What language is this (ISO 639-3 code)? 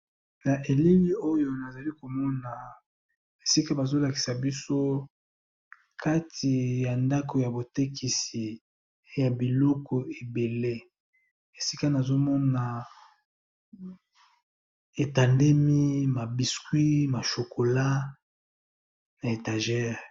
lin